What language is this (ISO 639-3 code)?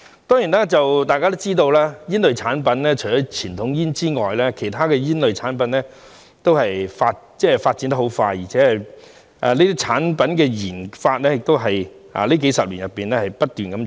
yue